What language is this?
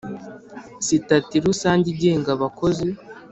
Kinyarwanda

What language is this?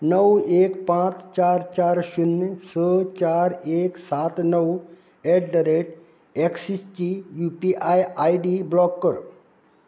Konkani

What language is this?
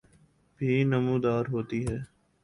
Urdu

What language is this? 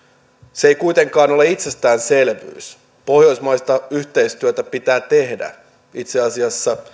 Finnish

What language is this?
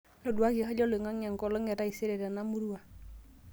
Masai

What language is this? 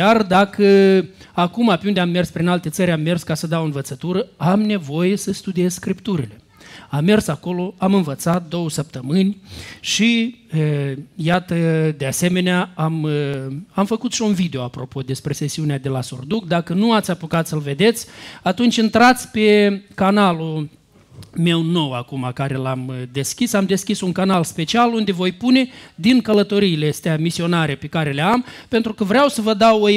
Romanian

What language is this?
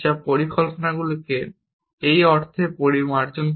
Bangla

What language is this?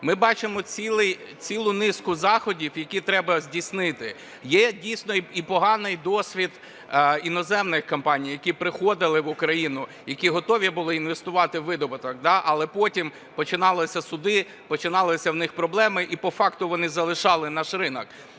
Ukrainian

